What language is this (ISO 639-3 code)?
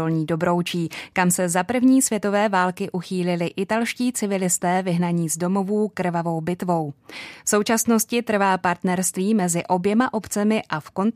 ces